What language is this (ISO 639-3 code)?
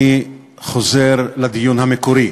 heb